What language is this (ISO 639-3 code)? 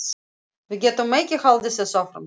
isl